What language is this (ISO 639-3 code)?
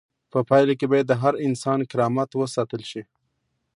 pus